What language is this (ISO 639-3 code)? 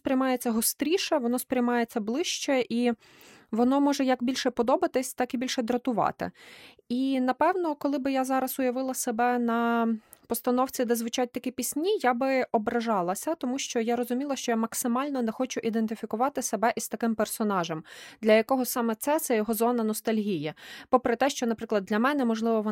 ukr